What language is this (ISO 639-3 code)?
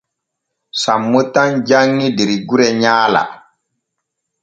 fue